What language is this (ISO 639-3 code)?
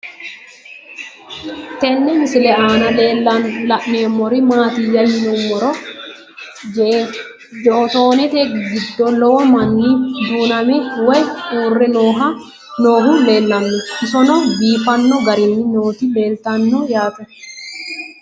sid